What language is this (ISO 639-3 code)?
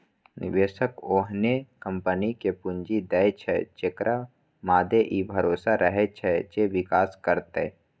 mai